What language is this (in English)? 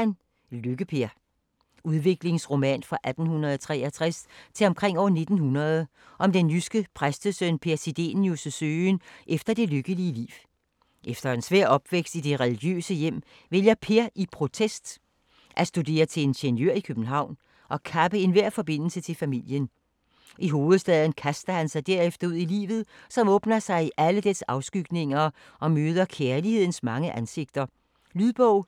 Danish